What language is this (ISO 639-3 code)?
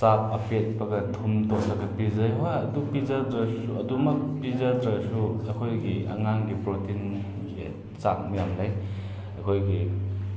mni